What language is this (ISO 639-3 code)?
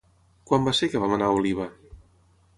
cat